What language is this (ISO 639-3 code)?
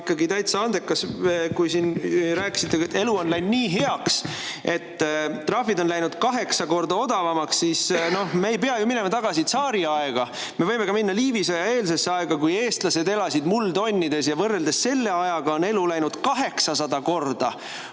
est